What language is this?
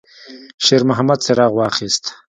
Pashto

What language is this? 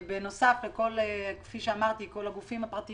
Hebrew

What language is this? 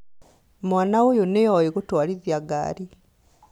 Kikuyu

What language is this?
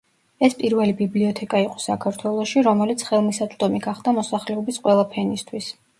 Georgian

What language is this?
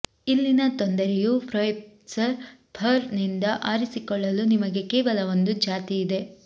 Kannada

